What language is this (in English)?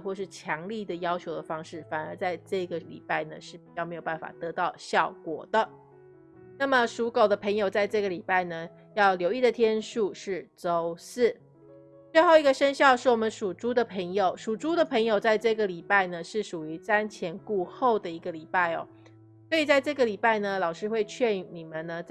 Chinese